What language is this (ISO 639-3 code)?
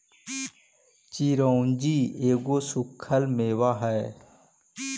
mag